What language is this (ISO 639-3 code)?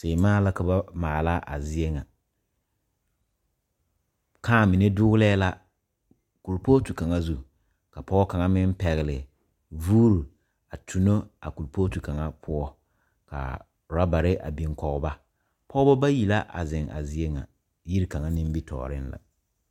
dga